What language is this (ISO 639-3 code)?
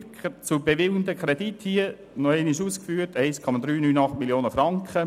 gsw